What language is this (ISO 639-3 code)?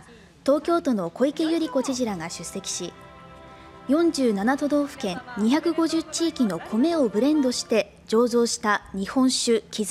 jpn